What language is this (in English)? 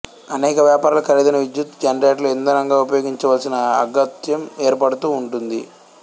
Telugu